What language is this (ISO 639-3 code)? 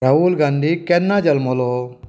kok